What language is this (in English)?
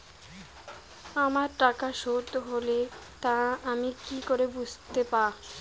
Bangla